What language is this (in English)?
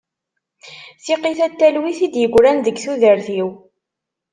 Kabyle